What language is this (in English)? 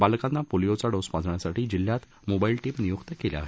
Marathi